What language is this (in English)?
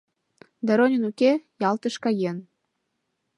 Mari